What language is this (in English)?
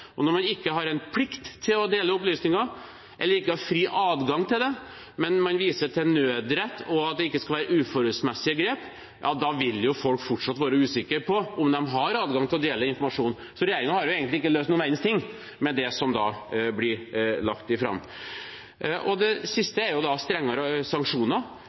Norwegian Bokmål